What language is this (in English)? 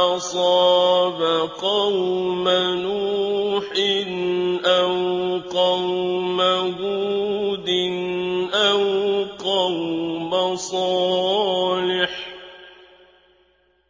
Arabic